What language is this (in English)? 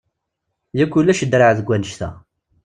Kabyle